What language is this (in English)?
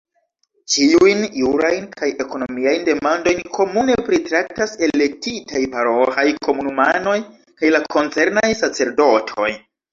Esperanto